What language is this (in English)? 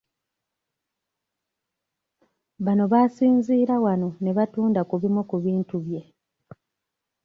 Ganda